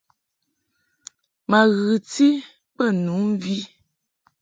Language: Mungaka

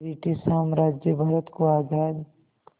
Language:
Hindi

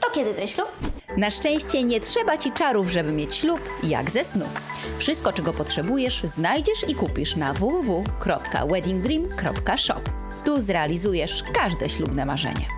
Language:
Polish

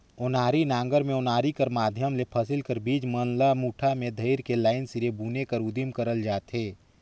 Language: Chhattisgarhi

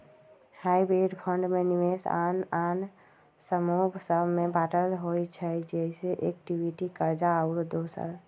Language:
Magahi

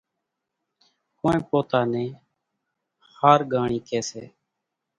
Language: Kachi Koli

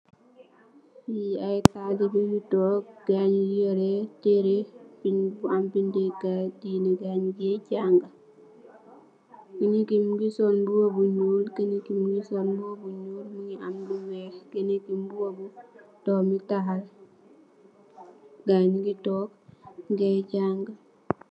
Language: Wolof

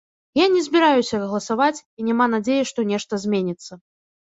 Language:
Belarusian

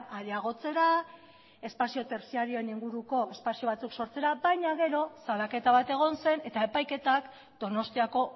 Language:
Basque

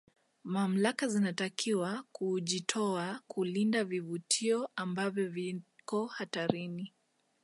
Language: Swahili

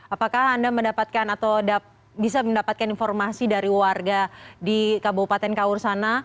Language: Indonesian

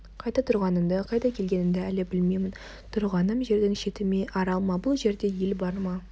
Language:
Kazakh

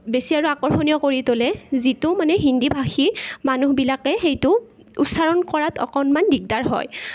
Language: Assamese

